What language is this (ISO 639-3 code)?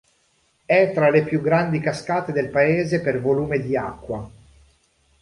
ita